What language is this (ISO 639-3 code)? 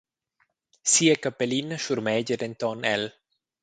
roh